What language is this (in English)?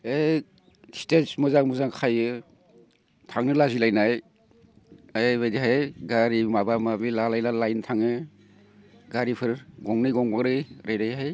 Bodo